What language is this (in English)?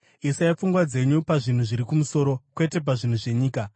Shona